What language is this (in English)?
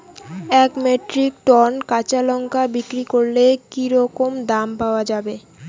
Bangla